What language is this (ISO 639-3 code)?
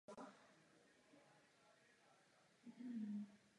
ces